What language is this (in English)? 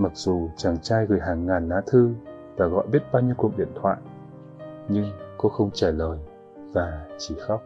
Vietnamese